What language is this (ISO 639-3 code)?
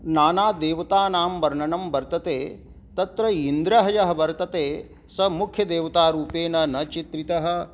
san